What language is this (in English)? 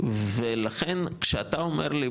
Hebrew